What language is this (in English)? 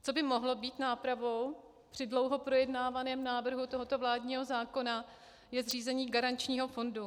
Czech